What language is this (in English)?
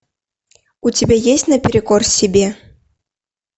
Russian